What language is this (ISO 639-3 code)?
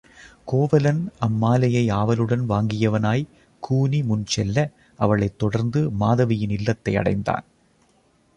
tam